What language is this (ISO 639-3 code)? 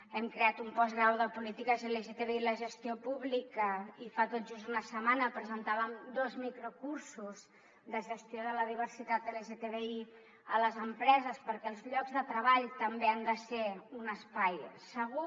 cat